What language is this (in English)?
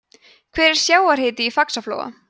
Icelandic